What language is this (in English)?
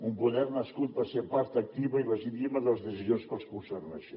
Catalan